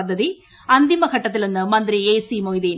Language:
Malayalam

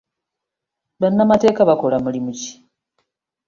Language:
Ganda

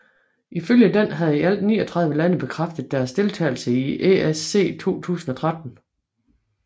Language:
Danish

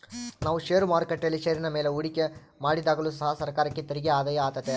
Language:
Kannada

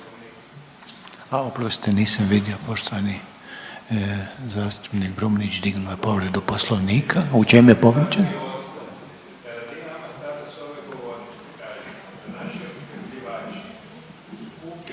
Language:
Croatian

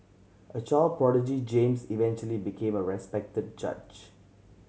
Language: English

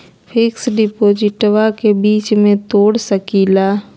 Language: Magahi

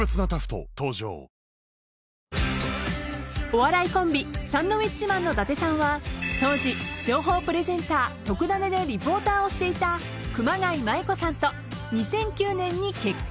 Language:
Japanese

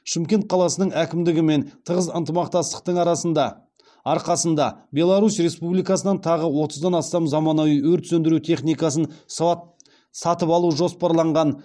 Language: Kazakh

